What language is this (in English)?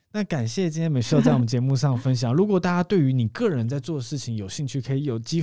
Chinese